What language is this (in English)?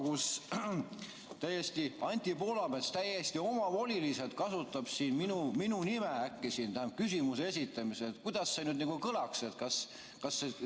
Estonian